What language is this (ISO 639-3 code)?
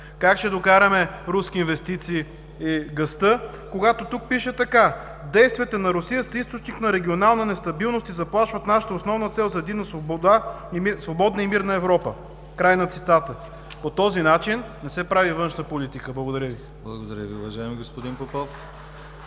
bul